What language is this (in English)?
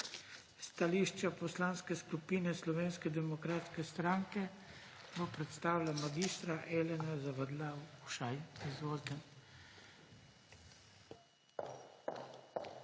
Slovenian